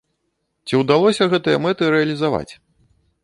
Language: Belarusian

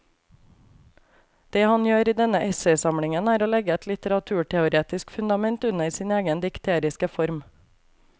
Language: Norwegian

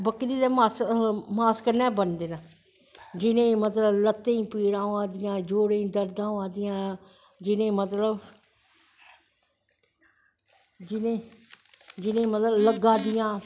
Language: Dogri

